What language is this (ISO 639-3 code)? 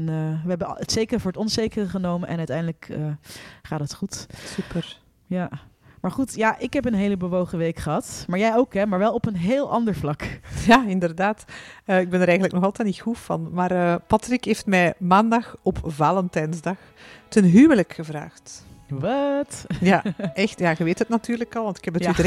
nld